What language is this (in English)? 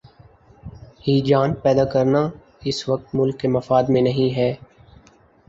Urdu